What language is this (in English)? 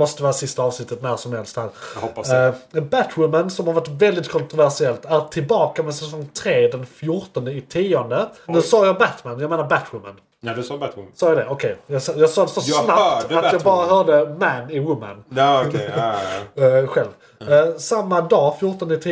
Swedish